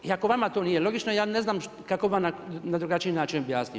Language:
Croatian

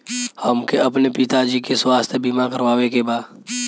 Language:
Bhojpuri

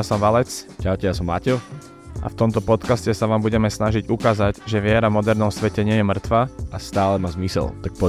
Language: Slovak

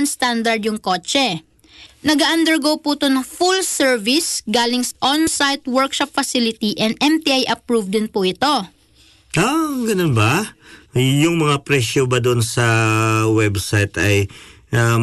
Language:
Filipino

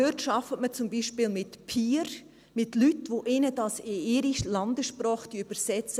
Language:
Swiss German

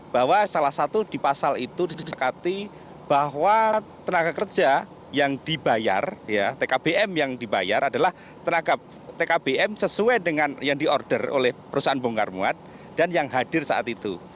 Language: Indonesian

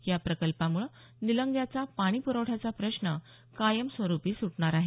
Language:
Marathi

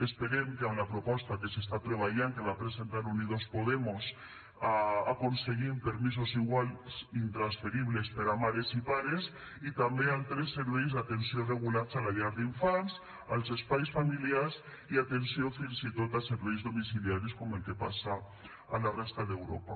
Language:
Catalan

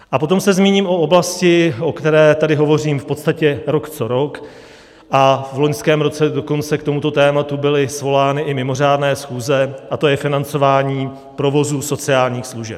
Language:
Czech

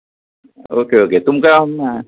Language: Konkani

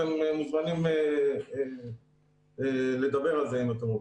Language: Hebrew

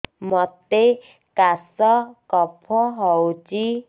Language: Odia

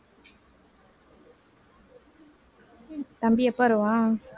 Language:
Tamil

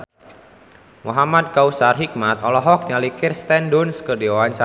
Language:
Sundanese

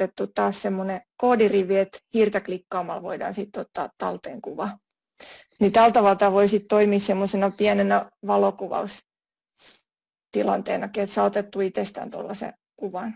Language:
Finnish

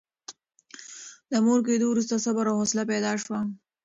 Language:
Pashto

